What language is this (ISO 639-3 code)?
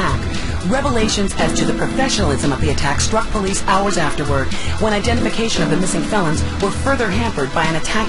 por